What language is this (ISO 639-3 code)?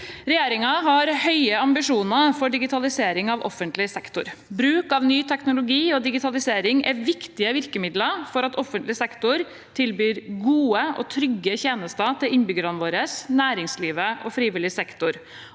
nor